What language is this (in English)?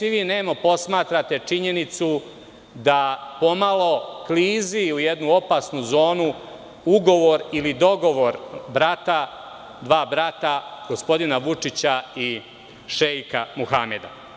Serbian